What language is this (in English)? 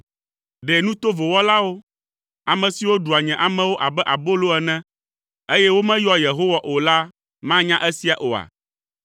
Ewe